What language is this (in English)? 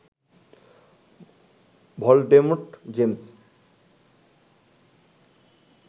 Bangla